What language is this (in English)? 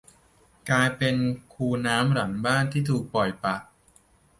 Thai